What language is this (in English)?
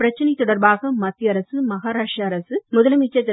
Tamil